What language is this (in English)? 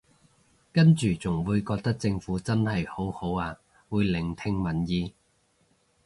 Cantonese